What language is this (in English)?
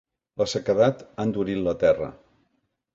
Catalan